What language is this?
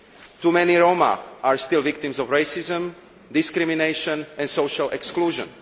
English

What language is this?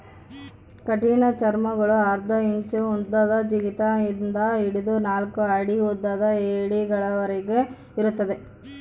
Kannada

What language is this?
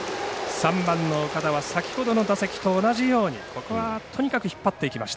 Japanese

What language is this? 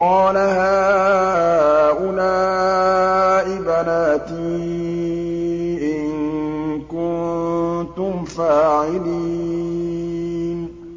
Arabic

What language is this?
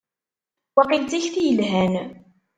Kabyle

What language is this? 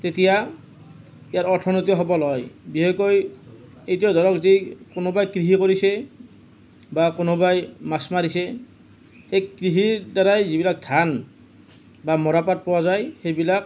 Assamese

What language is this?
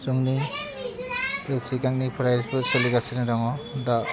Bodo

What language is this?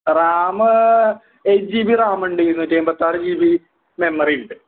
Malayalam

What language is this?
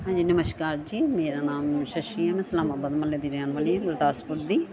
Punjabi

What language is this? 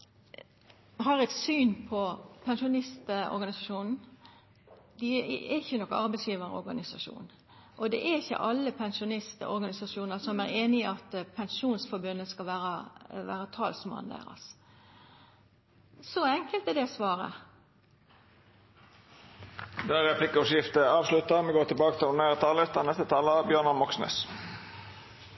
Norwegian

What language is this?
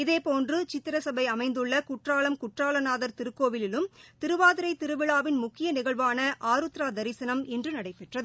Tamil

